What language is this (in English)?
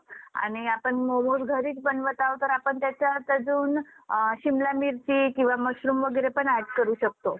Marathi